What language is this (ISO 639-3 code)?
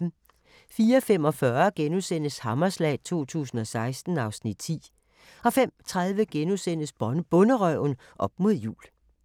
dan